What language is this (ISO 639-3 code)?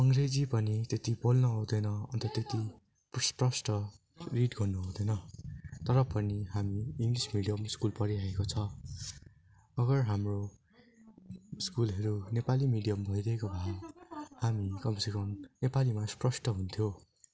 nep